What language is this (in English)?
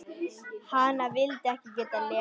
Icelandic